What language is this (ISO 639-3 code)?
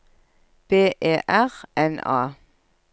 nor